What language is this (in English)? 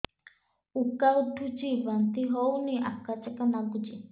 Odia